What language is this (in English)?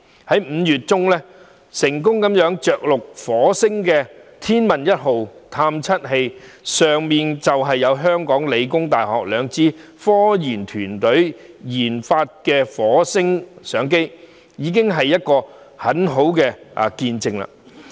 Cantonese